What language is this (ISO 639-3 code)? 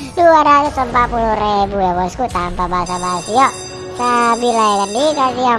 ind